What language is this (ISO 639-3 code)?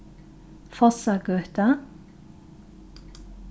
fao